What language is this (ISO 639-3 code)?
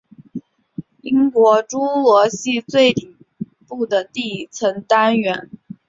zho